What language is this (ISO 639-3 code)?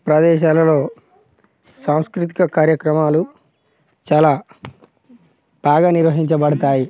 tel